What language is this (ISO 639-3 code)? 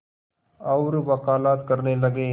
hin